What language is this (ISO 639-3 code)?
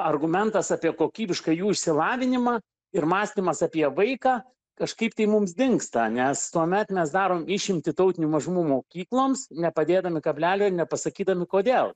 lit